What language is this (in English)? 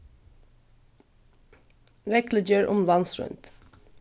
Faroese